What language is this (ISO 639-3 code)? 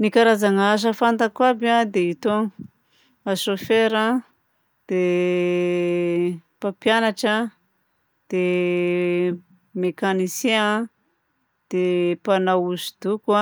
bzc